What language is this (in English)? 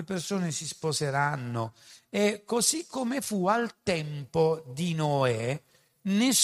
Italian